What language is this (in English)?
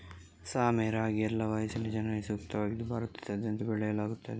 Kannada